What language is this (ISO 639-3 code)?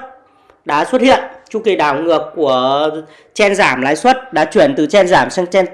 vie